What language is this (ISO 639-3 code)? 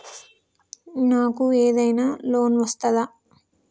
tel